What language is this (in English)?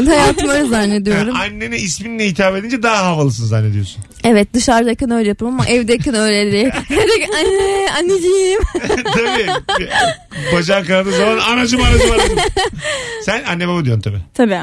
Turkish